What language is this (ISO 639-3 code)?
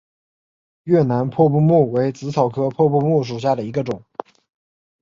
zho